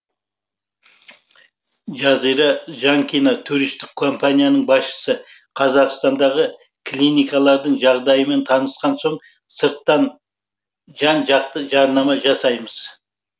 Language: Kazakh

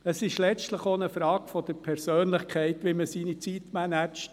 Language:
Swiss German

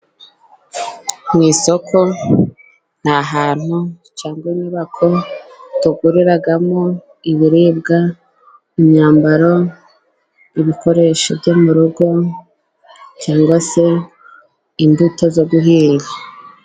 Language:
Kinyarwanda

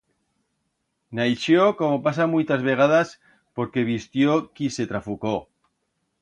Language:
Aragonese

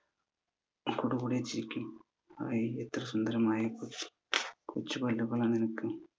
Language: Malayalam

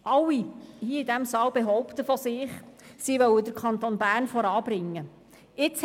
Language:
Swiss German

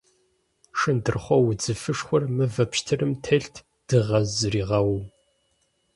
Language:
Kabardian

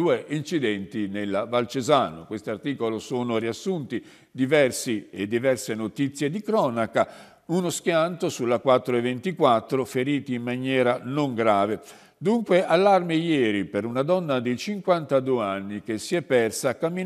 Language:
Italian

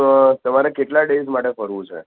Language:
Gujarati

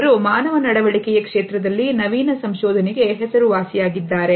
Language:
Kannada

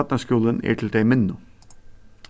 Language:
Faroese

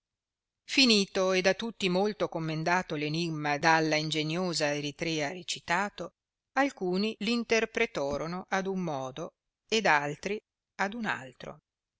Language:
Italian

